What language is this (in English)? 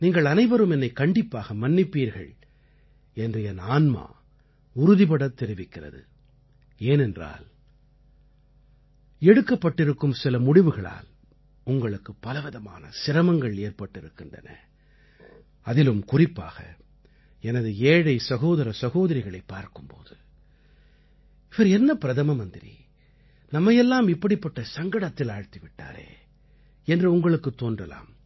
Tamil